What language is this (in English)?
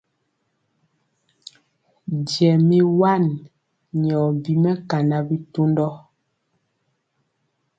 Mpiemo